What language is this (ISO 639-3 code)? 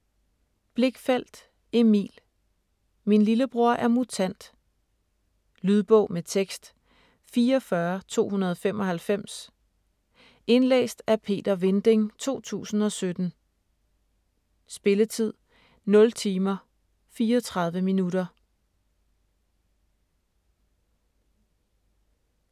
dan